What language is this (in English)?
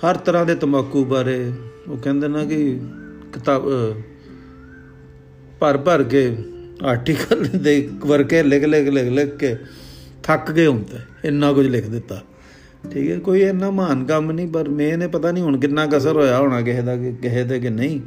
Punjabi